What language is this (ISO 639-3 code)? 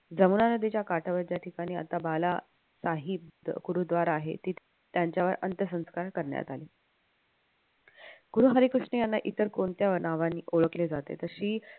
mar